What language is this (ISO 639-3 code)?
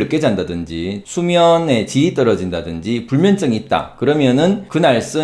kor